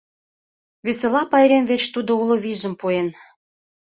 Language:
Mari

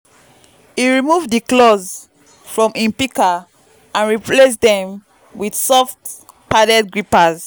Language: Nigerian Pidgin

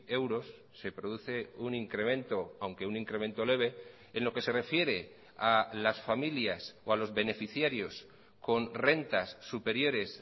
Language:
Spanish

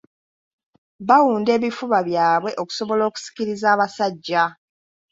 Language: Ganda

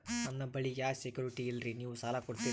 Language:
Kannada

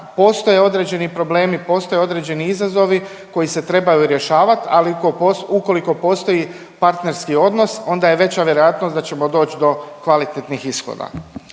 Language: Croatian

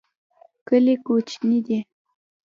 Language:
Pashto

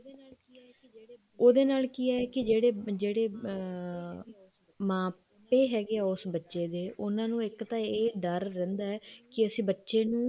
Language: Punjabi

